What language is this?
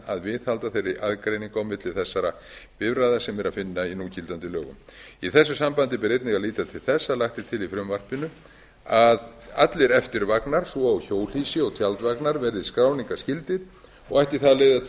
Icelandic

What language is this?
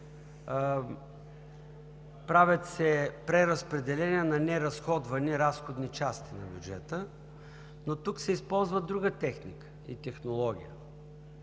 Bulgarian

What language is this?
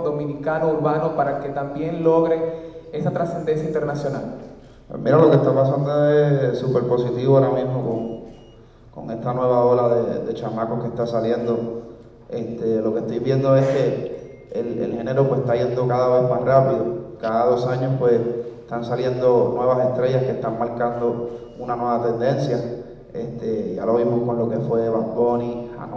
Spanish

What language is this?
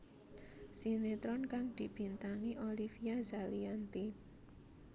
Javanese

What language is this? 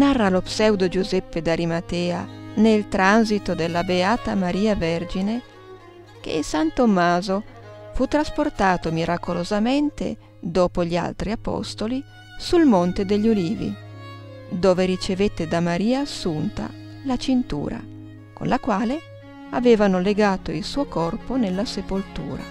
Italian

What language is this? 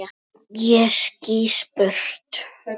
Icelandic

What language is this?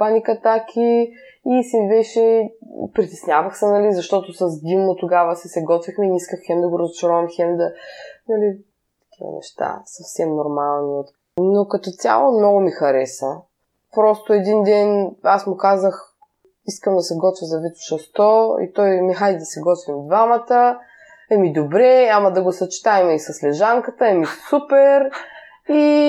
Bulgarian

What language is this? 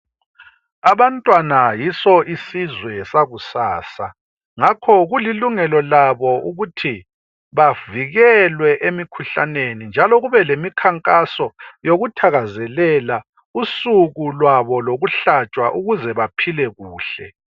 North Ndebele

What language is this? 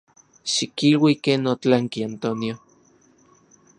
Central Puebla Nahuatl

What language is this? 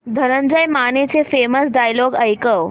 Marathi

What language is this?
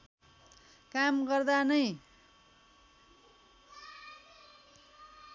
Nepali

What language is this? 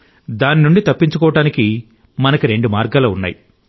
Telugu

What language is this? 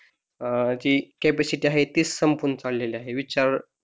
Marathi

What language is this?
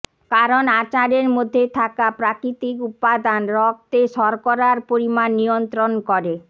Bangla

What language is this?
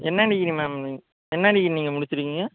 Tamil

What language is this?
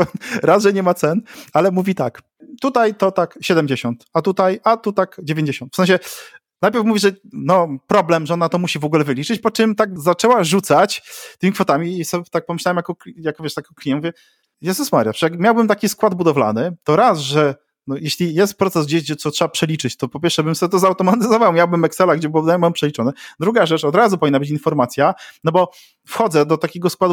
Polish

